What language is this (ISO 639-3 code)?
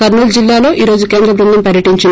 tel